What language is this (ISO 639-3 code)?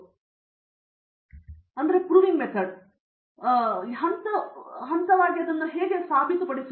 kan